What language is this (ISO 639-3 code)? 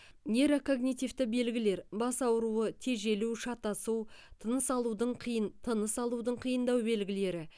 kaz